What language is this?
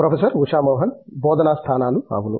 Telugu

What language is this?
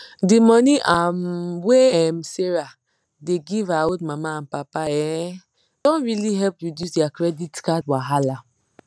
Nigerian Pidgin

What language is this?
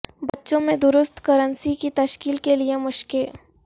Urdu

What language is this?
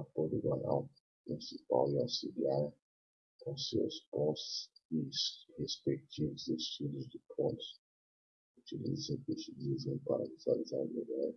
Portuguese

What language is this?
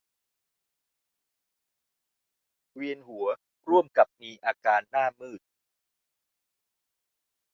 Thai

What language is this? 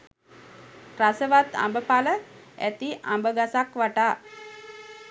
Sinhala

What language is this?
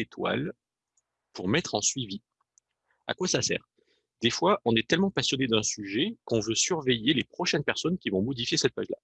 French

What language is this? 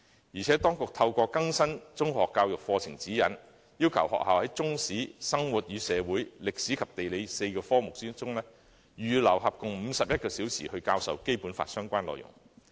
Cantonese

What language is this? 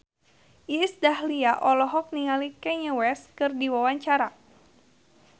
Sundanese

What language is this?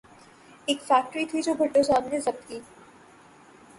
Urdu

